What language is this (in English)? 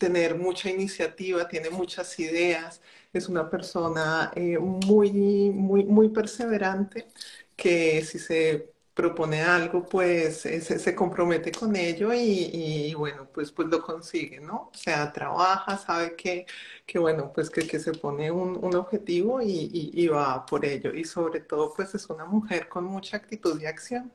Spanish